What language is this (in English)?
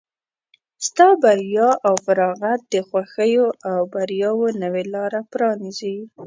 Pashto